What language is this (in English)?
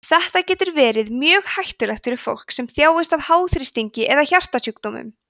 Icelandic